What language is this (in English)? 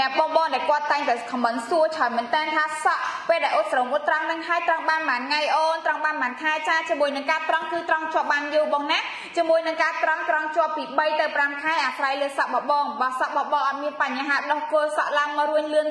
Thai